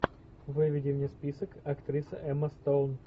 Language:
Russian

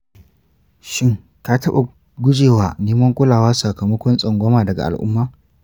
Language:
Hausa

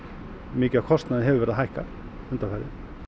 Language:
Icelandic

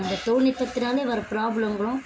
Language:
Tamil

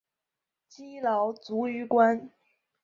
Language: Chinese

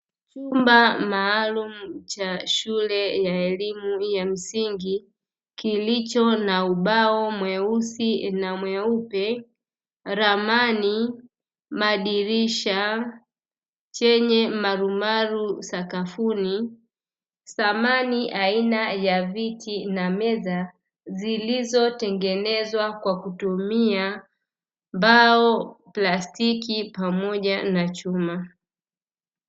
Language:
Swahili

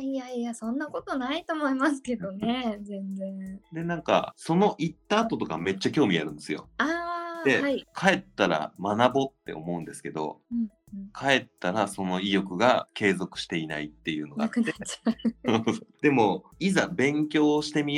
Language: Japanese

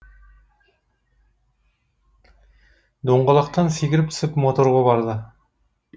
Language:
Kazakh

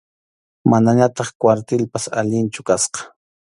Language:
Arequipa-La Unión Quechua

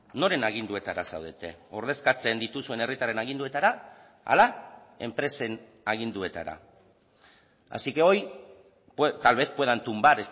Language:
Basque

